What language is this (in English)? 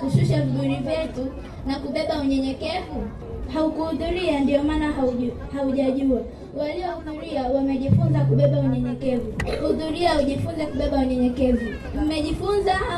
Swahili